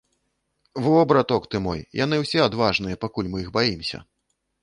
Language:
Belarusian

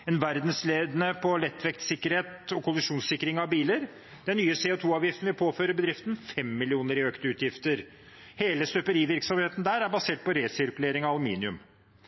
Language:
Norwegian Bokmål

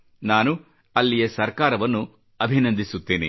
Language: Kannada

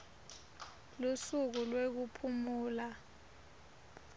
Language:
Swati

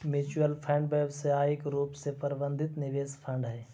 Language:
Magahi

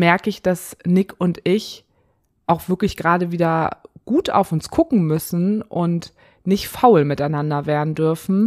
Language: German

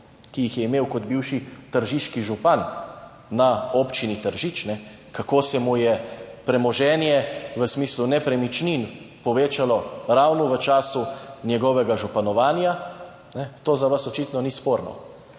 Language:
Slovenian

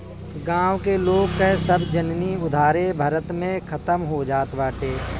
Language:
Bhojpuri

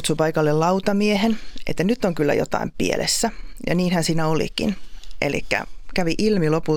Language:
Finnish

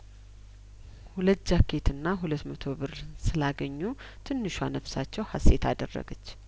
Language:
Amharic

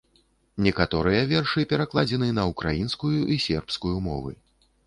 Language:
Belarusian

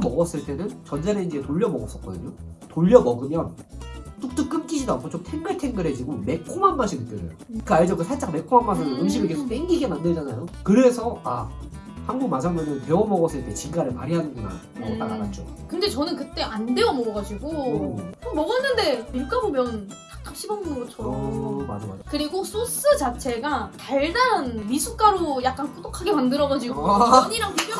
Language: Korean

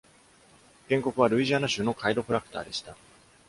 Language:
Japanese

